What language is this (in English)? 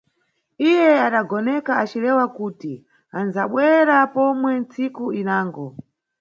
Nyungwe